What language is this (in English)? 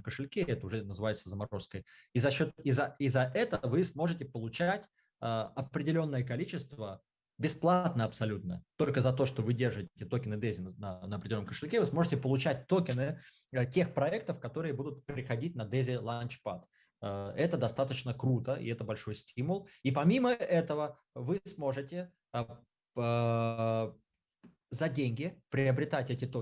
Russian